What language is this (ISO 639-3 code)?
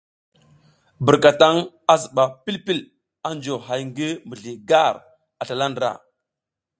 giz